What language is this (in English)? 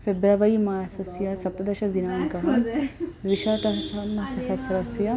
Sanskrit